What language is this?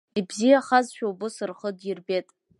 Abkhazian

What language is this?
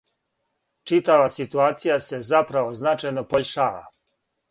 Serbian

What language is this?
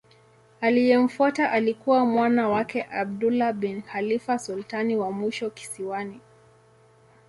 Swahili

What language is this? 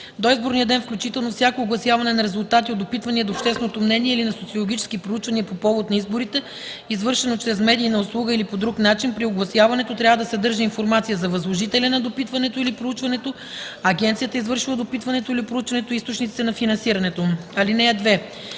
Bulgarian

